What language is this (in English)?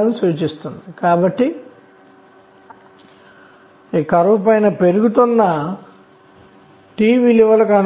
Telugu